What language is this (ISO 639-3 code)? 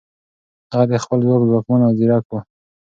pus